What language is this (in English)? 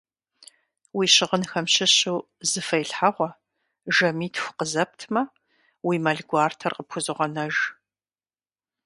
Kabardian